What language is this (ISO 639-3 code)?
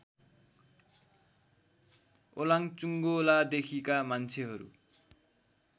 nep